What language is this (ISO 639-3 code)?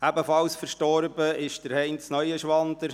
gsw